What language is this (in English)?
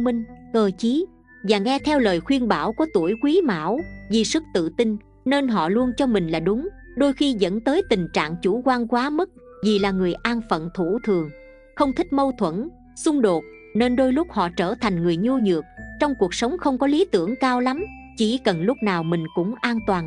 Vietnamese